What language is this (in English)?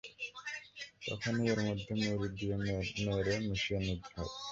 Bangla